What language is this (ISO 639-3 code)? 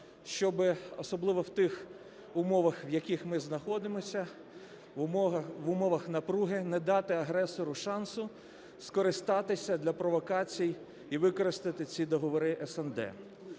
ukr